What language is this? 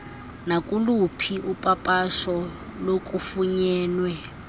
Xhosa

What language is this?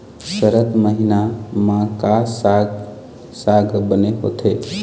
Chhattisgarhi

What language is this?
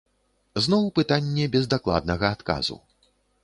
Belarusian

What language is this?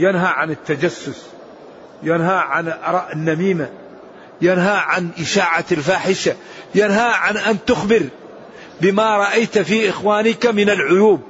Arabic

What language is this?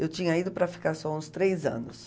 Portuguese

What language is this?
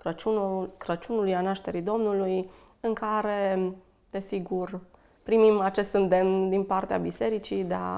Romanian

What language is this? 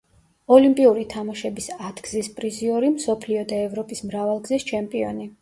Georgian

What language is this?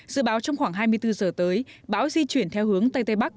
Vietnamese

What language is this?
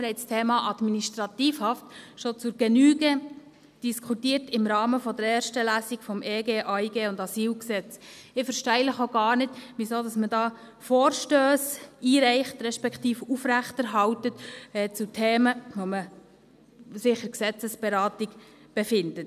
Swiss German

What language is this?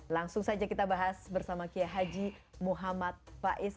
Indonesian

